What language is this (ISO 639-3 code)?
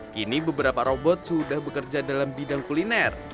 ind